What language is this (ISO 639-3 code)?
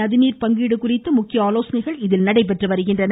tam